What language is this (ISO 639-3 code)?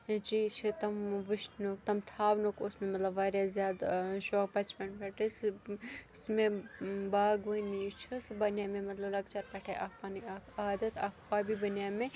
kas